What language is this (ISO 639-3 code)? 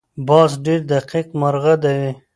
pus